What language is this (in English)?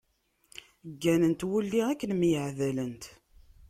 Kabyle